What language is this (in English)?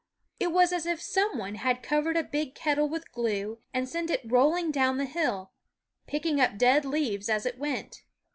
English